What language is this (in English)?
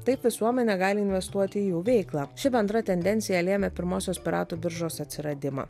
Lithuanian